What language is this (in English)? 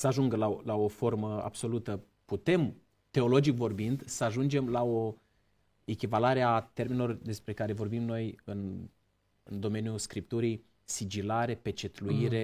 Romanian